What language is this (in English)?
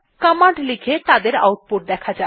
Bangla